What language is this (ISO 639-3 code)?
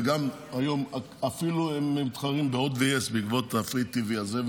heb